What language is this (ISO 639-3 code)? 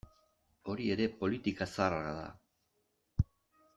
eus